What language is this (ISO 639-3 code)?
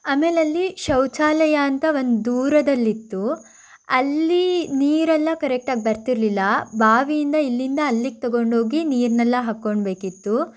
kan